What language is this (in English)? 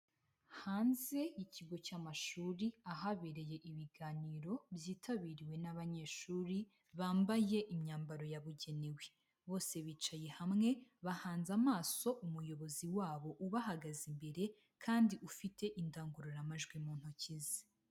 Kinyarwanda